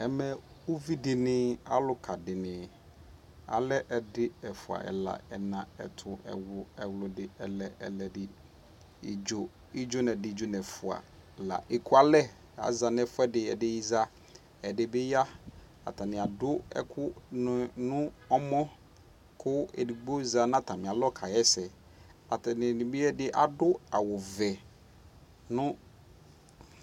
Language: Ikposo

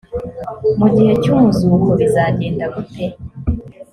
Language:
Kinyarwanda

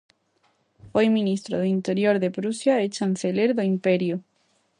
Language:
Galician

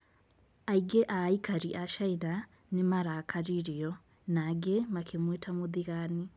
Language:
Kikuyu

